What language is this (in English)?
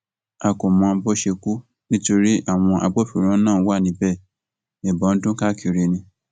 Yoruba